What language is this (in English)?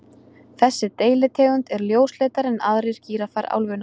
Icelandic